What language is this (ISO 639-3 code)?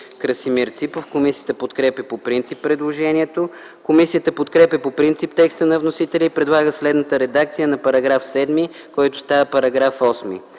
bul